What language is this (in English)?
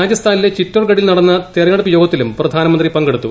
Malayalam